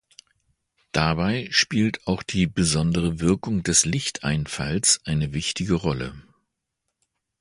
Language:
German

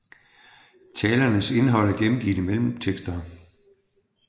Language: Danish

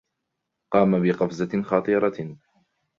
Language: Arabic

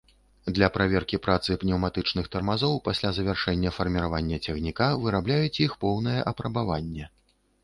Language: Belarusian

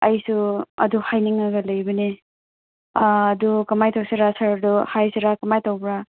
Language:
Manipuri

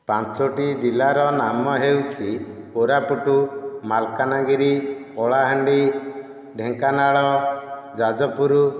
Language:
Odia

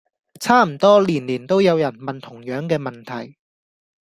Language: Cantonese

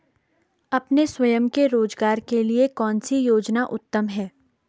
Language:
Hindi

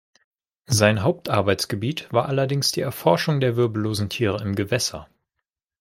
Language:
German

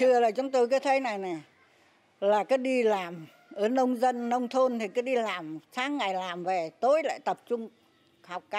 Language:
Vietnamese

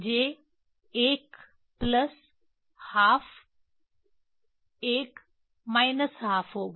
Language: Hindi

